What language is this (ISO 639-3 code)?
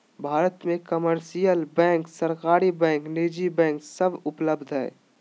mag